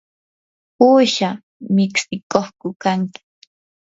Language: Yanahuanca Pasco Quechua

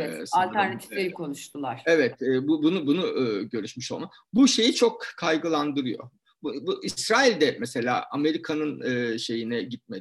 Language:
Turkish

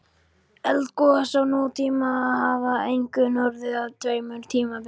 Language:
Icelandic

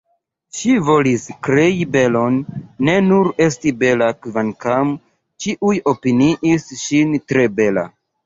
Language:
Esperanto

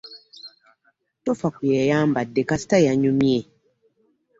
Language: Ganda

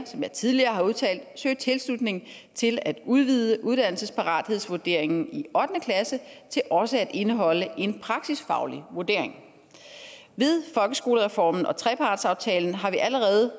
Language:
Danish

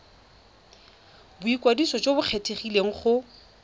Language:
Tswana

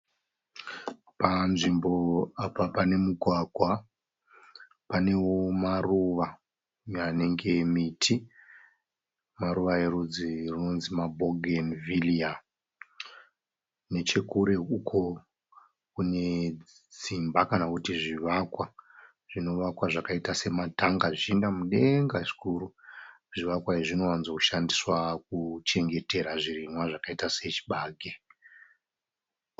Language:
Shona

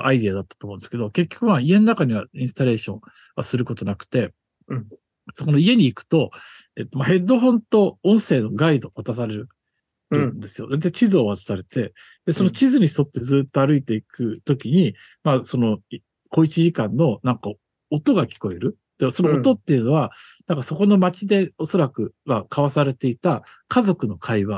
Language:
Japanese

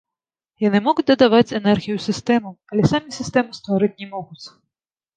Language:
Belarusian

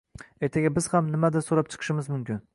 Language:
Uzbek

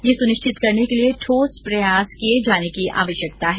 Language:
Hindi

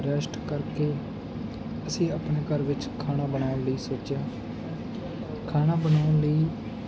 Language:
Punjabi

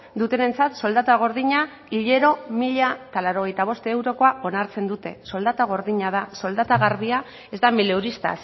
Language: Basque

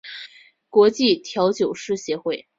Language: Chinese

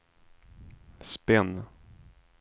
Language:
Swedish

